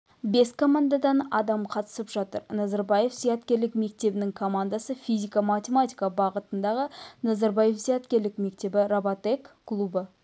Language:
Kazakh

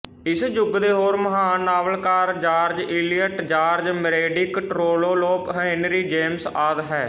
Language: Punjabi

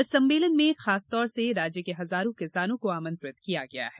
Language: Hindi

